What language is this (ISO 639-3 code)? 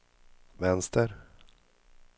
swe